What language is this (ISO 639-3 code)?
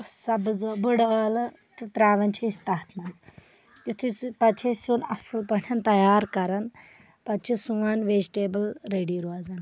kas